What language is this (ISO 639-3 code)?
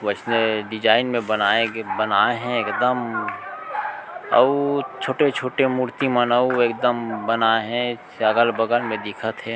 hne